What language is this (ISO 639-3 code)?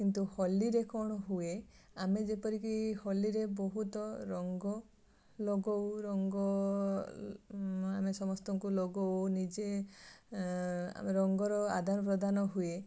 ori